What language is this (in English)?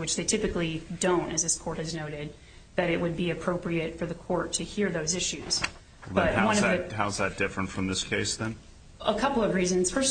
English